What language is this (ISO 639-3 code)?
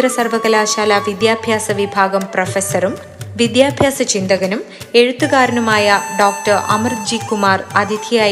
mal